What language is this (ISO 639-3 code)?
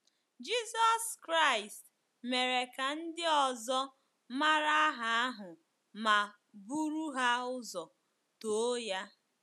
ibo